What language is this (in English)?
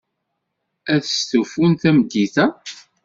Kabyle